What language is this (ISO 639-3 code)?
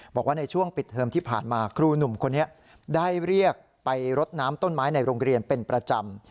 tha